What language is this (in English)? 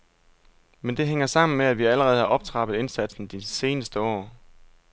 Danish